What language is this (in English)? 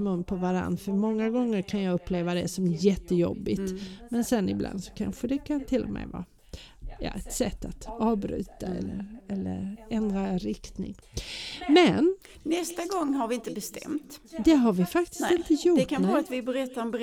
Swedish